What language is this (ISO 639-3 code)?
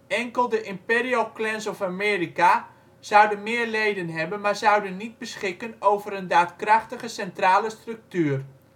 nld